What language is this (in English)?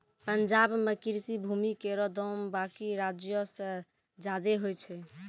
Maithili